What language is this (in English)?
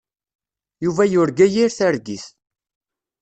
Kabyle